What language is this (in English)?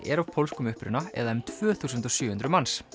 Icelandic